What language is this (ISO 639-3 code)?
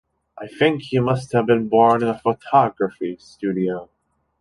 eng